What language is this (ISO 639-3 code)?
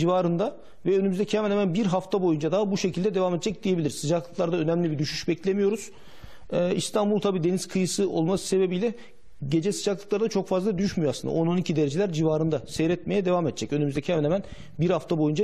tur